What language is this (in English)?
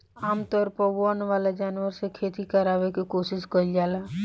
Bhojpuri